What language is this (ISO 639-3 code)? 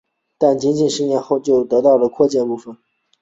zho